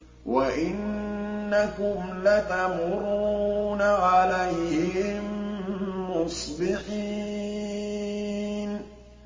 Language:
Arabic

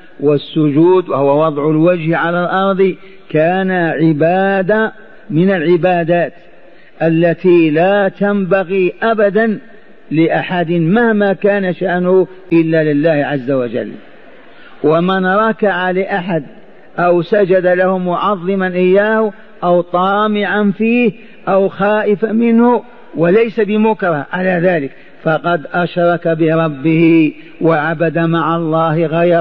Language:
Arabic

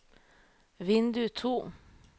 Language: Norwegian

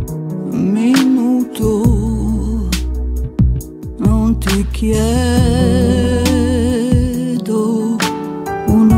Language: Romanian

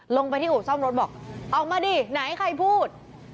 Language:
Thai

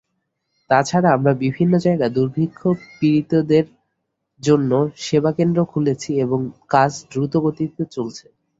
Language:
Bangla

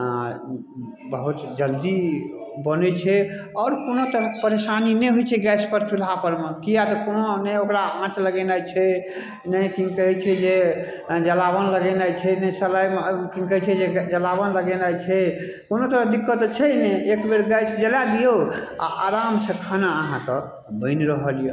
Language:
Maithili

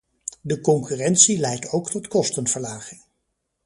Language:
Dutch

